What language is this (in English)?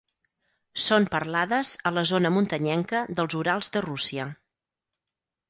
Catalan